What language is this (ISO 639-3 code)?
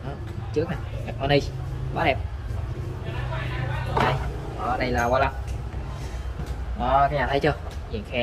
vie